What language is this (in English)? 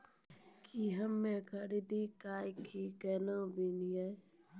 Maithili